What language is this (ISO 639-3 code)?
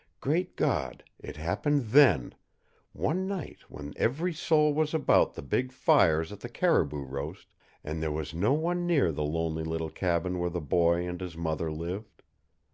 eng